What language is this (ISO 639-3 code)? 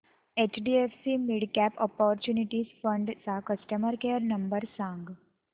mar